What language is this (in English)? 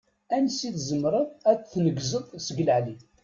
Kabyle